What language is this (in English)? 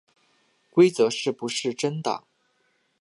Chinese